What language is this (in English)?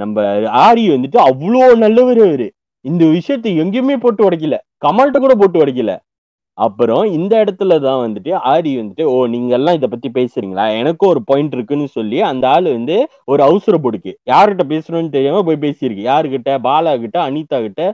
Tamil